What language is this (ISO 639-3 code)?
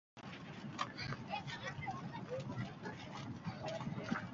uzb